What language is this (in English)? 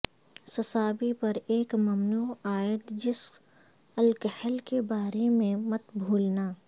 Urdu